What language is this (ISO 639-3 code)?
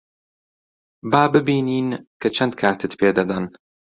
ckb